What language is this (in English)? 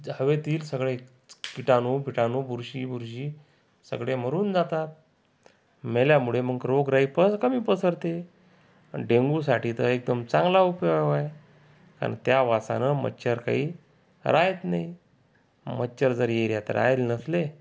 Marathi